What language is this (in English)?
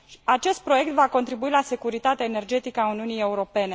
Romanian